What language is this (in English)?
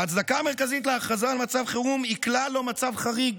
Hebrew